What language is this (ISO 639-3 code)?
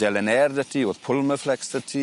cym